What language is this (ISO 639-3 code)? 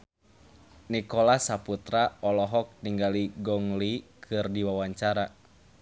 sun